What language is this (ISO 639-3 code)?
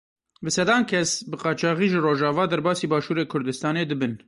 kur